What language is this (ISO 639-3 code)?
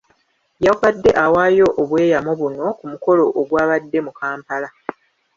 lug